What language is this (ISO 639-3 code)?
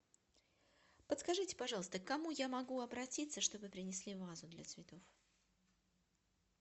rus